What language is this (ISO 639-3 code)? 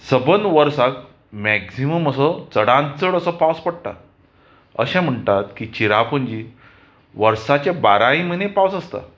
kok